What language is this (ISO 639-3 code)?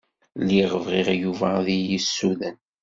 kab